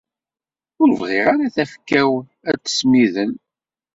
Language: Kabyle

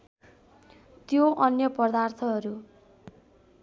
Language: Nepali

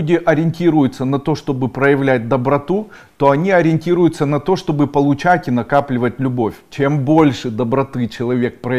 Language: Russian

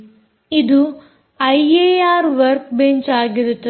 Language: Kannada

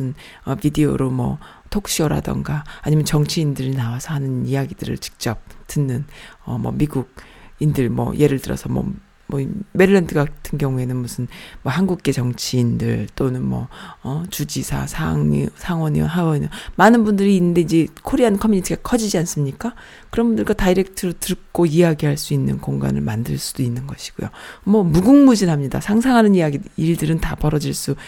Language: Korean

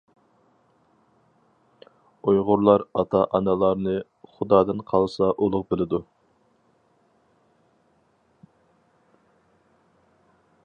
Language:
Uyghur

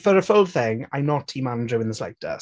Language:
English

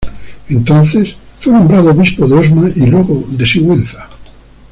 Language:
Spanish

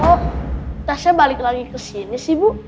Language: Indonesian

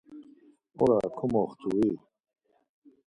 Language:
Laz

